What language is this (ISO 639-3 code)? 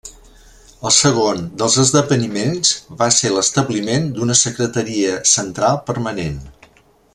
cat